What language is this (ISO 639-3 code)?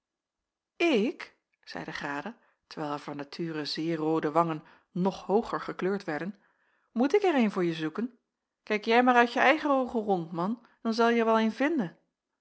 nld